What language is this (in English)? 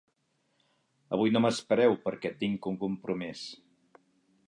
Catalan